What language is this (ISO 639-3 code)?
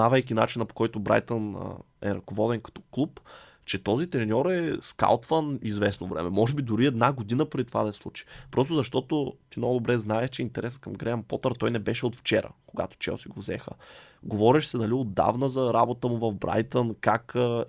bul